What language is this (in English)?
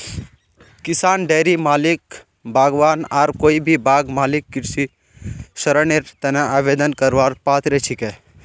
Magahi